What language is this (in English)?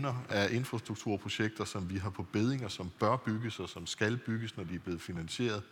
Danish